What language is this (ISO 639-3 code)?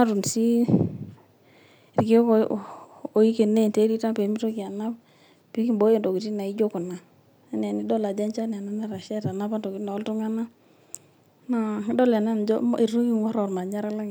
mas